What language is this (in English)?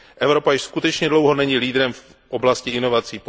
Czech